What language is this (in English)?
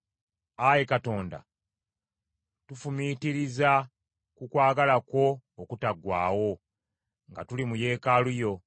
Ganda